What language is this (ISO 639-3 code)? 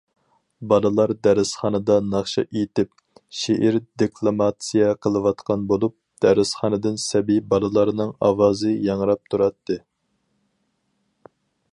uig